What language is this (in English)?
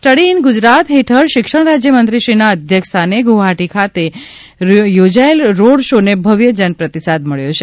Gujarati